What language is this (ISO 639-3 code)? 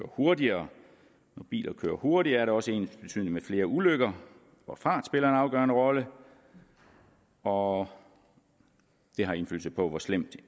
dan